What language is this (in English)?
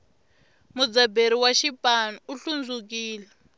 Tsonga